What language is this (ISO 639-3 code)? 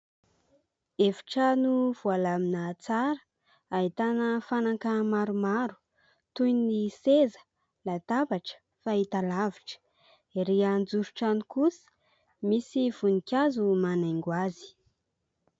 mlg